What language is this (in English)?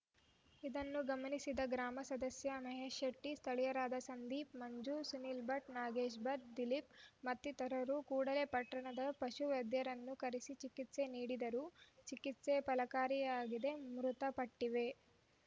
Kannada